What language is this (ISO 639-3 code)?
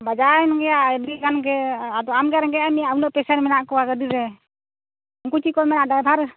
sat